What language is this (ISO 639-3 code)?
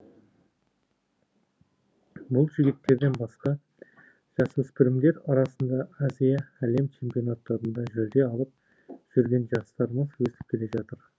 kaz